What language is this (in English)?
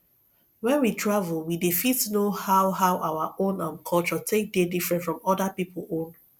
Nigerian Pidgin